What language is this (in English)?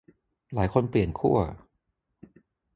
Thai